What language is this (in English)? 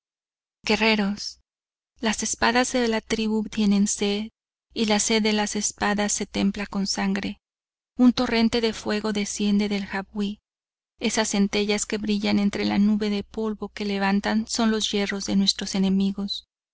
Spanish